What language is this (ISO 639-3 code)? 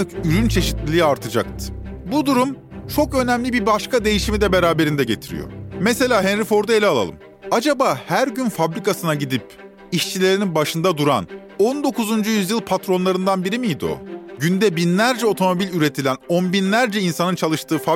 tur